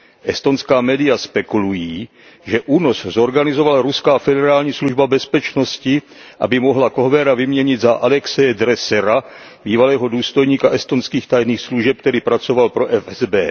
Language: Czech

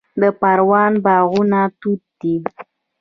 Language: Pashto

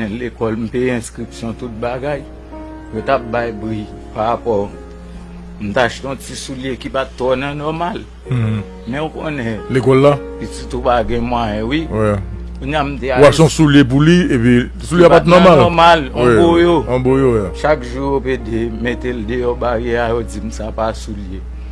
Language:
French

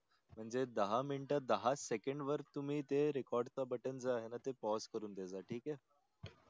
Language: Marathi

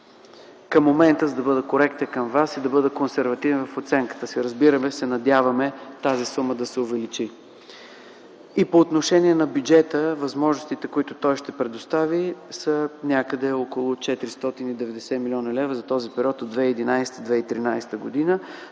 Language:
Bulgarian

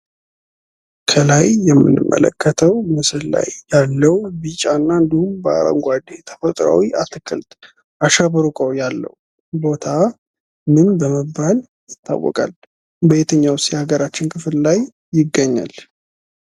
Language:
Amharic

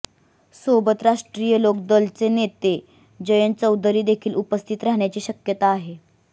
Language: Marathi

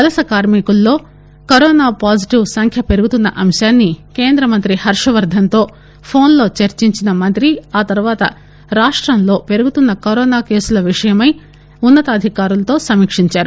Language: Telugu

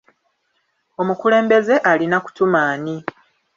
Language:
Ganda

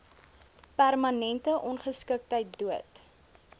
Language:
Afrikaans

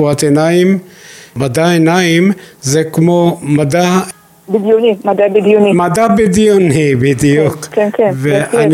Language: Hebrew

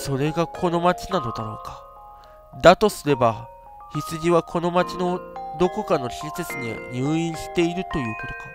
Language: Japanese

